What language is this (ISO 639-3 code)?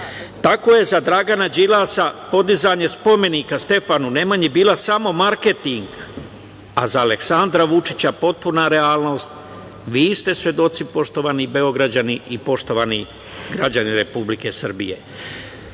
srp